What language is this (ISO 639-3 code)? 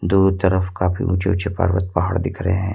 hin